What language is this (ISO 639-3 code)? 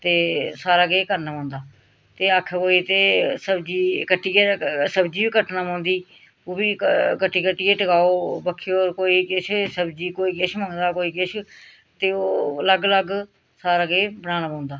doi